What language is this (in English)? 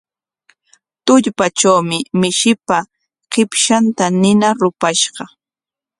Corongo Ancash Quechua